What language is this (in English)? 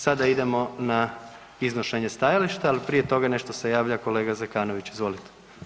Croatian